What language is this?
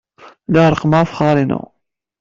Kabyle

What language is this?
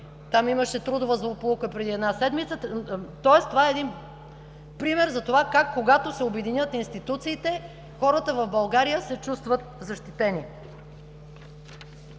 Bulgarian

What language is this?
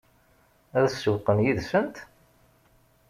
Kabyle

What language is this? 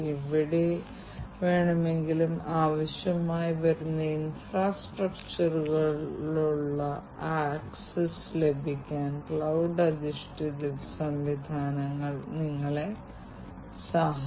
Malayalam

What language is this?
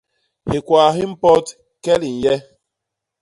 Basaa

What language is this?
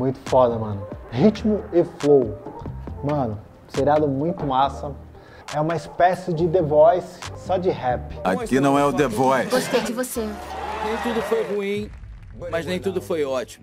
Portuguese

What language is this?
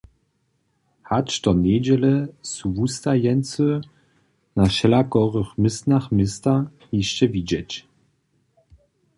Upper Sorbian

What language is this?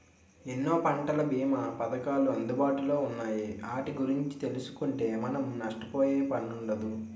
Telugu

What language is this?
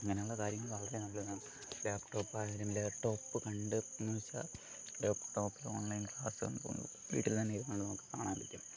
Malayalam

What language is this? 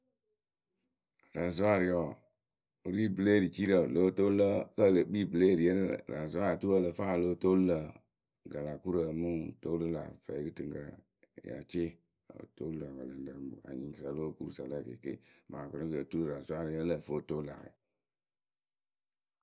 Akebu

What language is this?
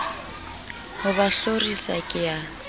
Southern Sotho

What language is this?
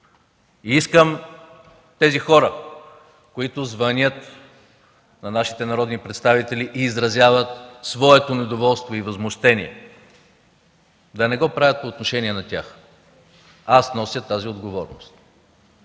Bulgarian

